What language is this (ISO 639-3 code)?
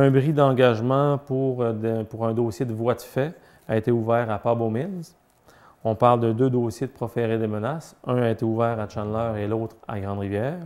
fra